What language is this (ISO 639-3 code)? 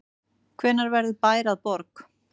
isl